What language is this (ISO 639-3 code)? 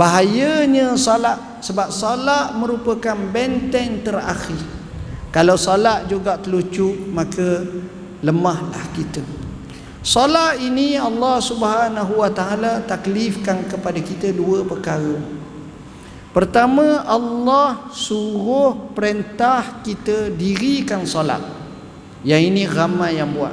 msa